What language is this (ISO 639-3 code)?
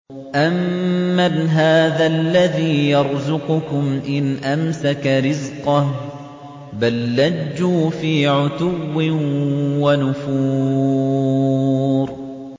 ara